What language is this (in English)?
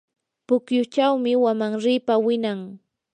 Yanahuanca Pasco Quechua